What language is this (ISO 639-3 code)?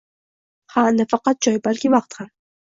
uzb